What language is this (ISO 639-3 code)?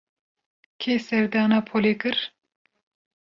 kur